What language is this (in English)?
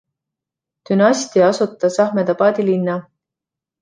Estonian